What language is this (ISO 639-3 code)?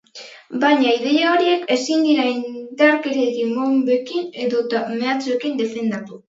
eus